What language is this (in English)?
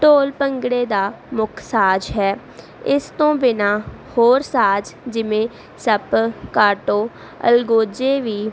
Punjabi